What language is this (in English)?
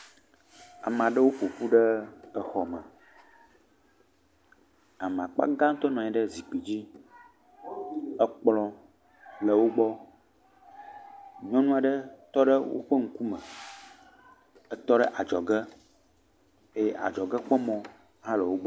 Ewe